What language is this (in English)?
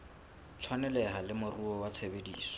Southern Sotho